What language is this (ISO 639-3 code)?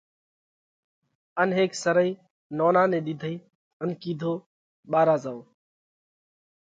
kvx